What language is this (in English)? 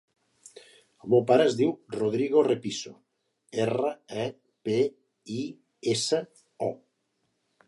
Catalan